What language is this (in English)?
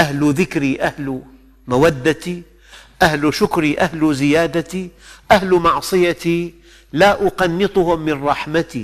Arabic